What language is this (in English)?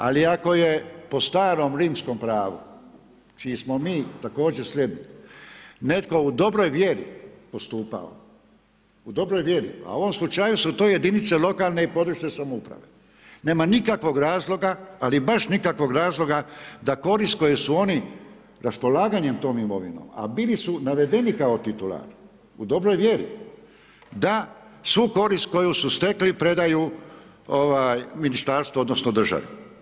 Croatian